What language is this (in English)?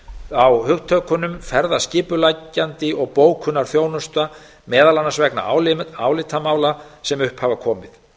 Icelandic